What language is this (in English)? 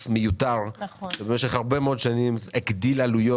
Hebrew